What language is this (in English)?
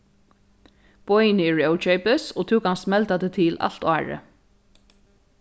Faroese